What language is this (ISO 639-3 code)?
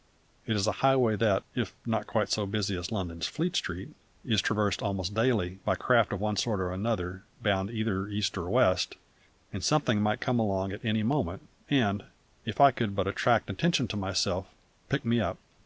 eng